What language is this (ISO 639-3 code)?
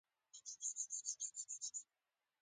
pus